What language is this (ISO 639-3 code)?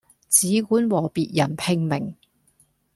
yue